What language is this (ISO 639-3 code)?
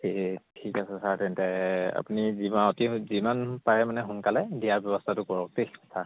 asm